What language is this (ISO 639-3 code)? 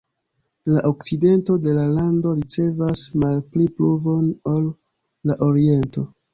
epo